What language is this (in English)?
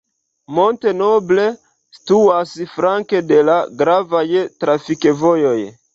Esperanto